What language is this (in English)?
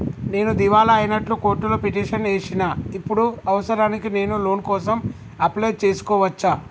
Telugu